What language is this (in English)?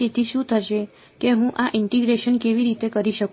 Gujarati